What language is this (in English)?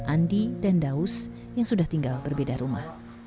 Indonesian